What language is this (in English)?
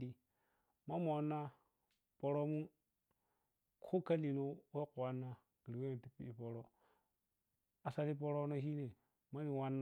Piya-Kwonci